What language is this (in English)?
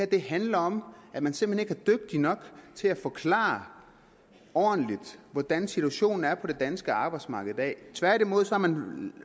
Danish